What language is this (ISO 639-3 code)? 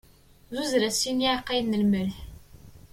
kab